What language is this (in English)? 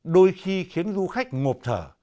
Vietnamese